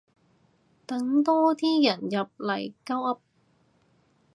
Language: Cantonese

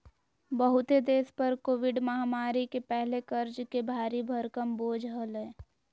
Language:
Magahi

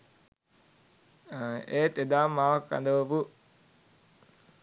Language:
Sinhala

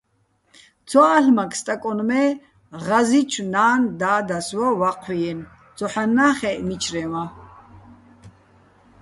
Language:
Bats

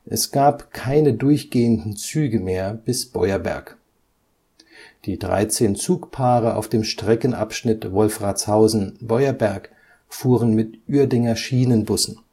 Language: German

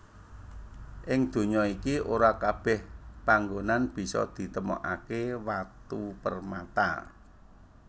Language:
Javanese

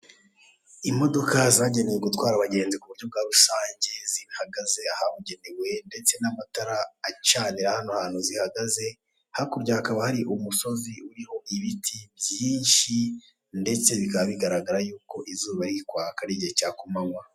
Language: Kinyarwanda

